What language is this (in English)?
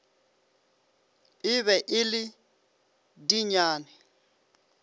Northern Sotho